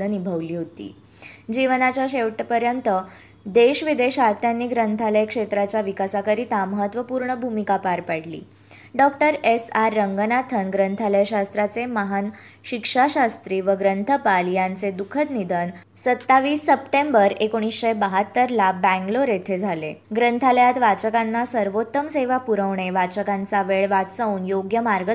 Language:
Marathi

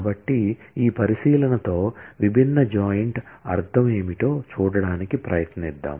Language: Telugu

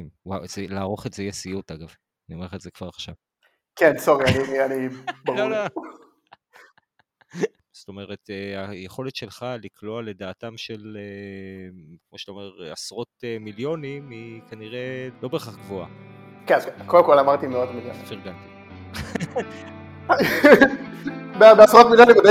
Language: Hebrew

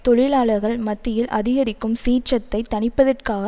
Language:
Tamil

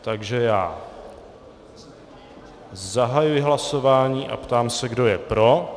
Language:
Czech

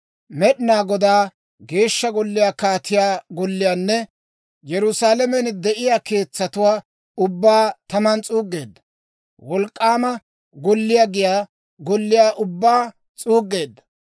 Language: Dawro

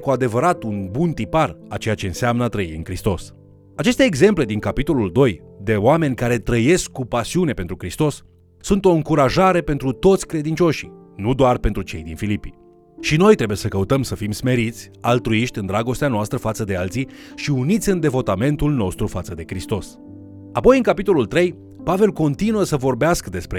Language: Romanian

